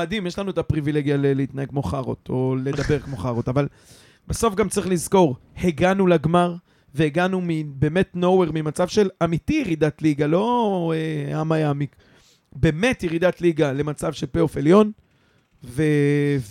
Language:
Hebrew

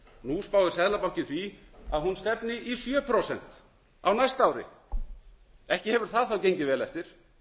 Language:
Icelandic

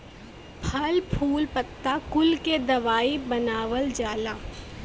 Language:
Bhojpuri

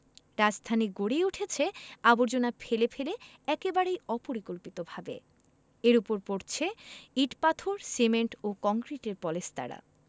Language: Bangla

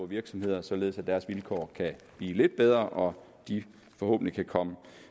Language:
Danish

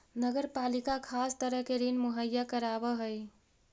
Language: Magahi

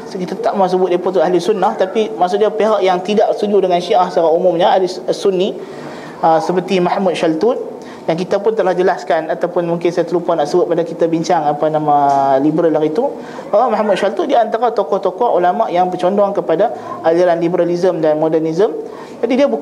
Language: Malay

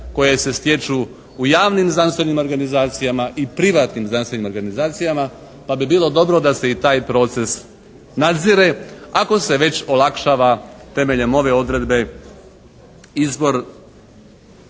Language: Croatian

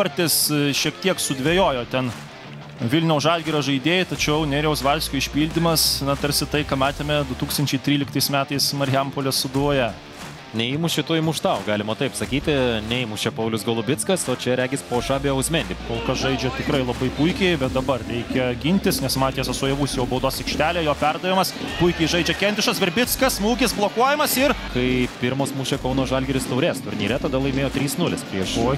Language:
Lithuanian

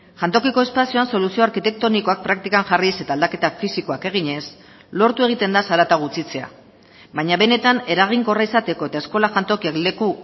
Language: Basque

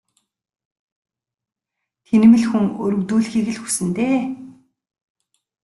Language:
Mongolian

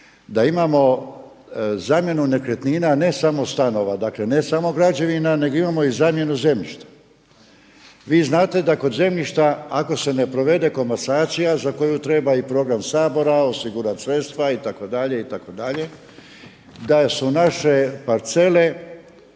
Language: Croatian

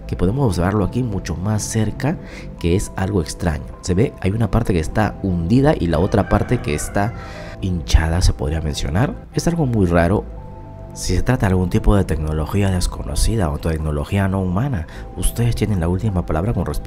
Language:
Spanish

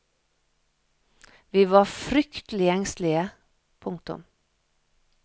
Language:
Norwegian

